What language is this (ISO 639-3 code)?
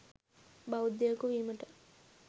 sin